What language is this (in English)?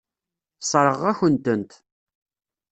Kabyle